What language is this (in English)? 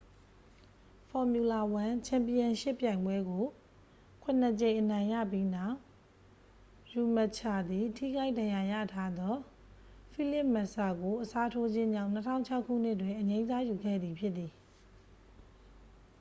Burmese